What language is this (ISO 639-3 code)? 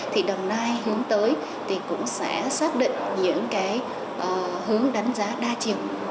vie